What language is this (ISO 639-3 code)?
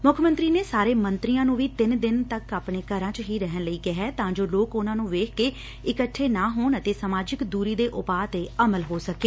pan